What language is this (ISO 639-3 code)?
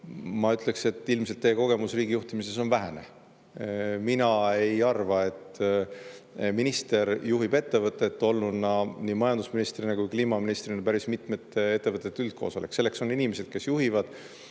est